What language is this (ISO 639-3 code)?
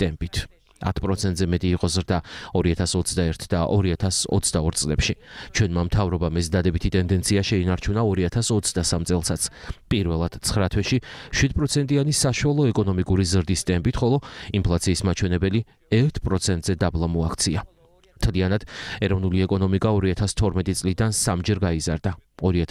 ron